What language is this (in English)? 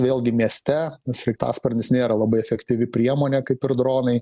Lithuanian